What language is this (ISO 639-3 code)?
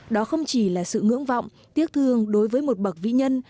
vie